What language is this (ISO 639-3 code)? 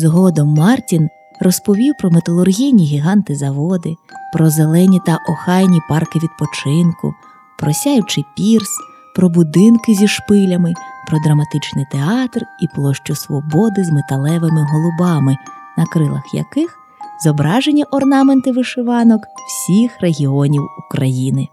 ukr